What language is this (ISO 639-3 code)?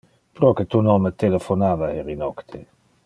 ina